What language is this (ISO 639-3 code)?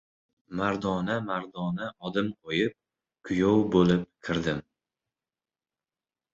uzb